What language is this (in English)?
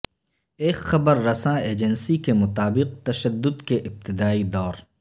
Urdu